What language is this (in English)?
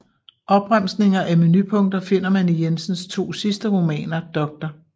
Danish